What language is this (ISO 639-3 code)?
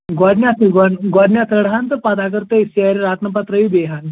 kas